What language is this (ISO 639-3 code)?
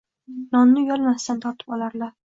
uzb